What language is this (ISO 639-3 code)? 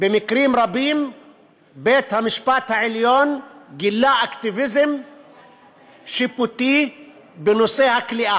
heb